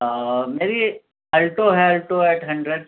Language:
Urdu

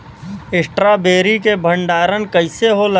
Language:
Bhojpuri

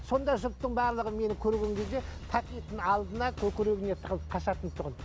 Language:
Kazakh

